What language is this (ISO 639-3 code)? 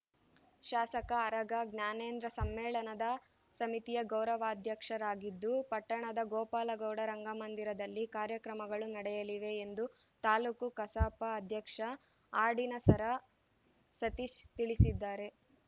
kan